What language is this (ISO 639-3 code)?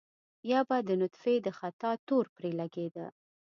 pus